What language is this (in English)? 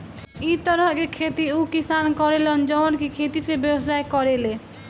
Bhojpuri